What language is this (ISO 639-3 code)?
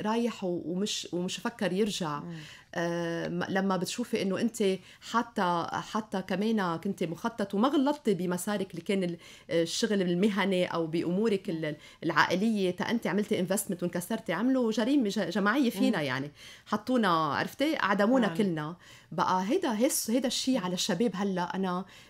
ara